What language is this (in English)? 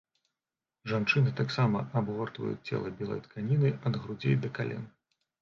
Belarusian